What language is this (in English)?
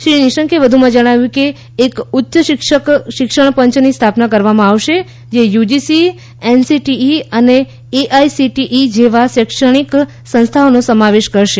Gujarati